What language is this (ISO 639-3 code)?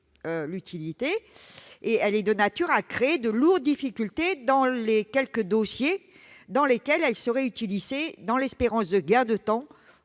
fra